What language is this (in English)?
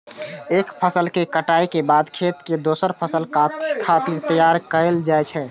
Maithili